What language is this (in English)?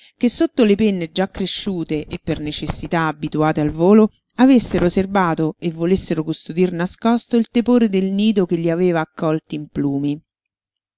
Italian